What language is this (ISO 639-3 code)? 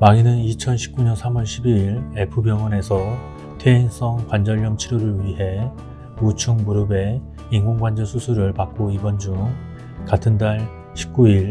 kor